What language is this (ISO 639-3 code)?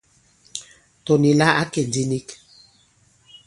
abb